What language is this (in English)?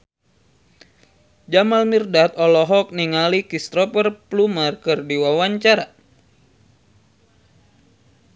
Sundanese